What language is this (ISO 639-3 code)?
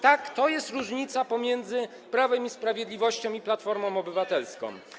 pol